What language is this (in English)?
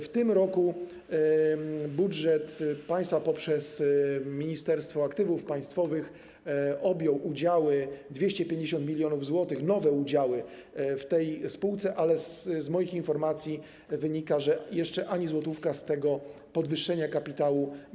Polish